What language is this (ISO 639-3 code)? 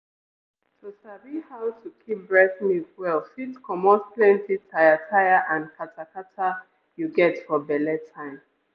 pcm